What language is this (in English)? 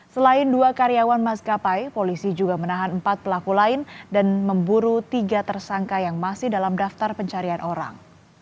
Indonesian